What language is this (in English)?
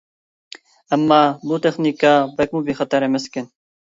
Uyghur